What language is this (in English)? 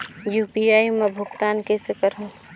Chhattisgarhi